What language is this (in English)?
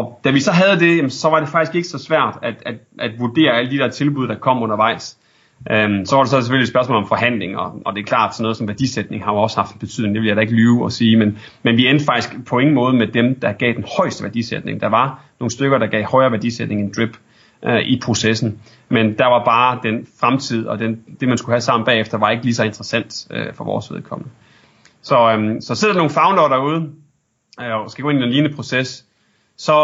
Danish